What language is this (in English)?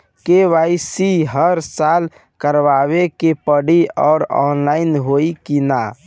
Bhojpuri